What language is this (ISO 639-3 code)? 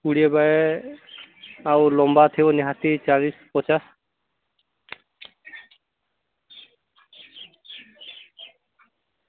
ori